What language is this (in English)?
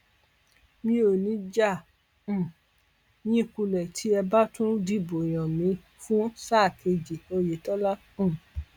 Yoruba